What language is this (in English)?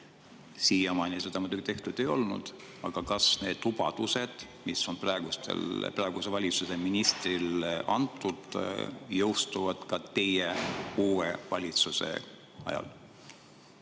Estonian